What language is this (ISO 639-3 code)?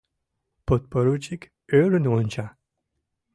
chm